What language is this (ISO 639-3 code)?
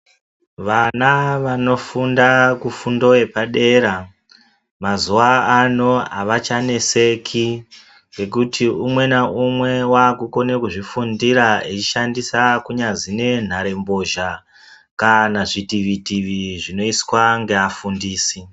ndc